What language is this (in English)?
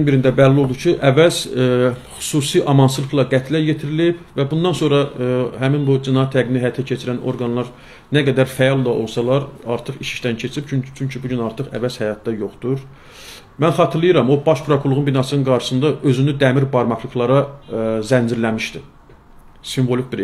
Turkish